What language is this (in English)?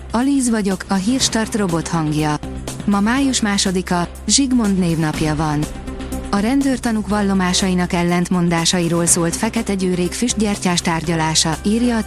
Hungarian